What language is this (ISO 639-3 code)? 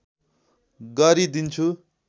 nep